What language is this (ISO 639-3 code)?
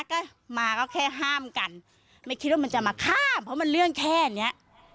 tha